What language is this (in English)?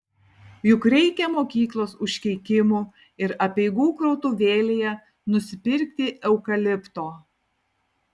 Lithuanian